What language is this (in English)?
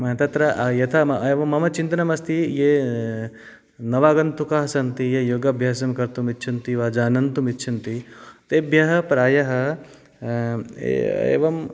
Sanskrit